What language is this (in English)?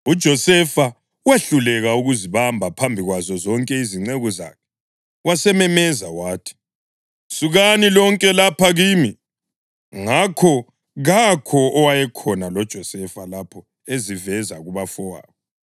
North Ndebele